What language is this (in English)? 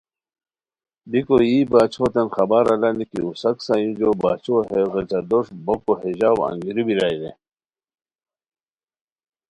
Khowar